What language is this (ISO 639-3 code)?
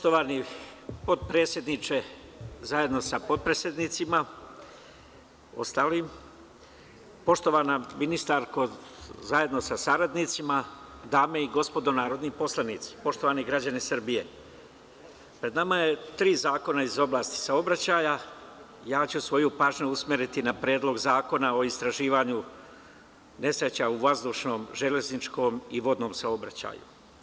srp